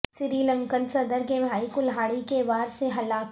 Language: Urdu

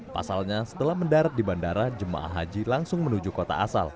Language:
Indonesian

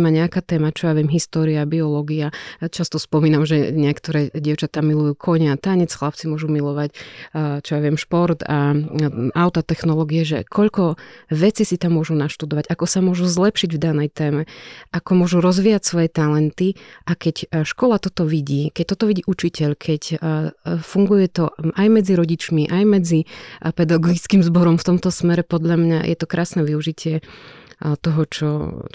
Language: Slovak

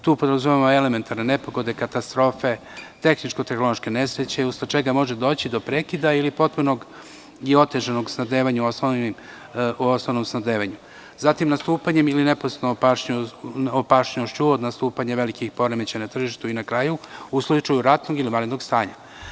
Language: Serbian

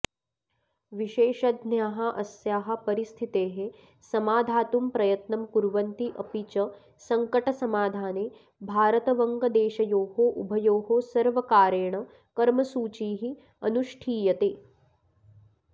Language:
Sanskrit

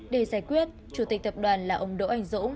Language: Vietnamese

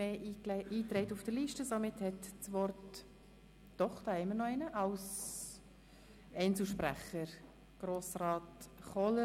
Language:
Swiss German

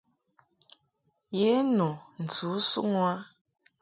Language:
Mungaka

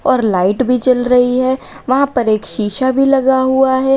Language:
Hindi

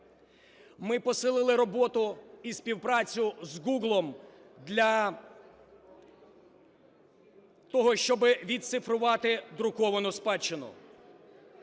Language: Ukrainian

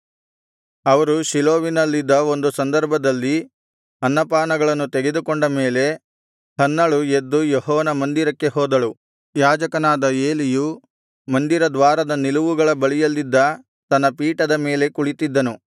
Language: Kannada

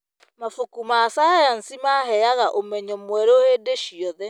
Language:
Kikuyu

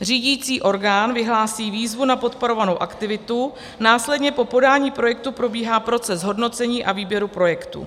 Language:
Czech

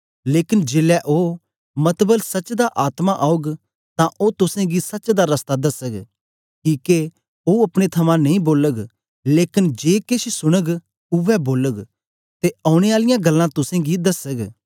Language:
Dogri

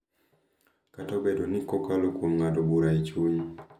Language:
Luo (Kenya and Tanzania)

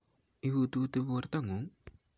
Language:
Kalenjin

